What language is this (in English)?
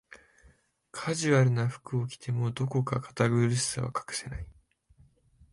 Japanese